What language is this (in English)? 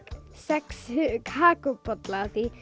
Icelandic